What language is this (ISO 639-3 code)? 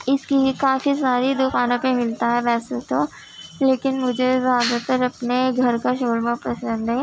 urd